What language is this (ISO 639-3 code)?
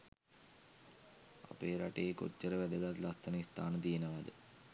sin